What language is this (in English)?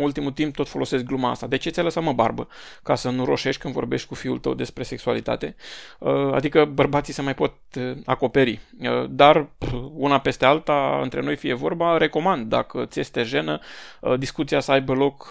Romanian